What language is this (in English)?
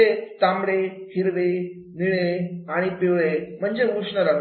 Marathi